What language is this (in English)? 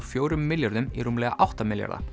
Icelandic